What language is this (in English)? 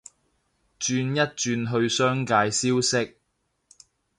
Cantonese